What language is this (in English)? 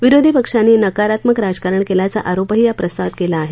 Marathi